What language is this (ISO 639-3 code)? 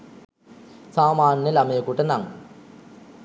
sin